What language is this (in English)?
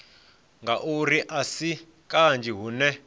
Venda